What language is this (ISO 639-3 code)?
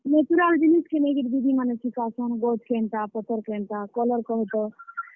ori